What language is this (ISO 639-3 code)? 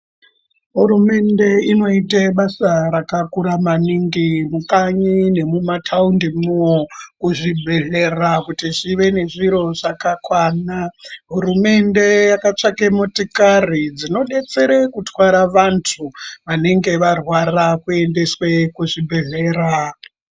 ndc